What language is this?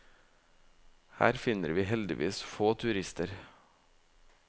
Norwegian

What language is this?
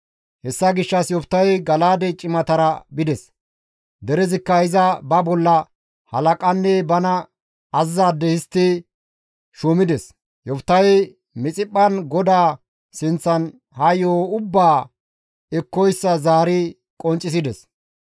Gamo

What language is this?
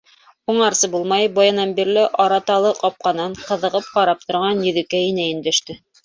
Bashkir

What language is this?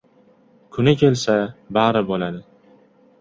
Uzbek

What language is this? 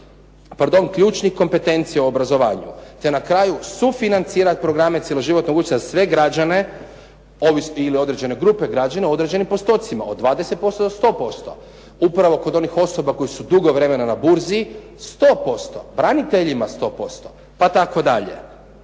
Croatian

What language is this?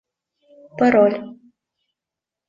Russian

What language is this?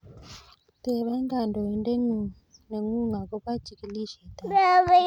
Kalenjin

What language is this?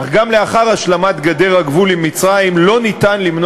Hebrew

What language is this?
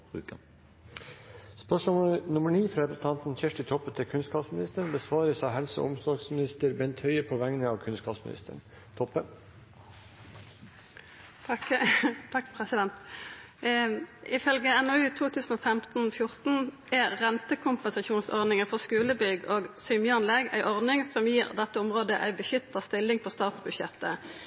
Norwegian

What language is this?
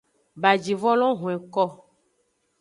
Aja (Benin)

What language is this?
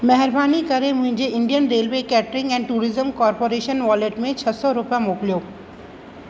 Sindhi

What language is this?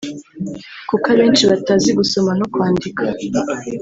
Kinyarwanda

